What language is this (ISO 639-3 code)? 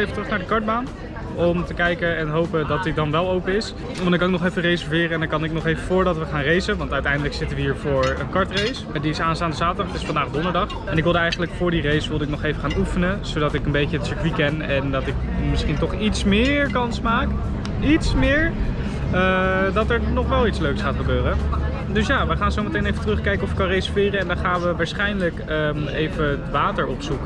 nld